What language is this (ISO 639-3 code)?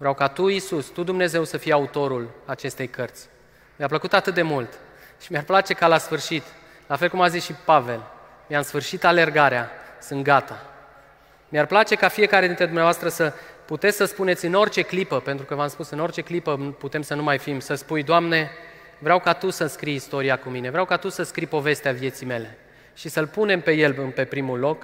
ron